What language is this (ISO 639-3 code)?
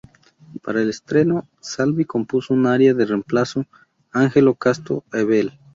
spa